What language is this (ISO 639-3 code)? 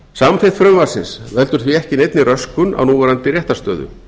isl